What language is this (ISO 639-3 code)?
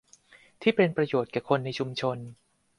tha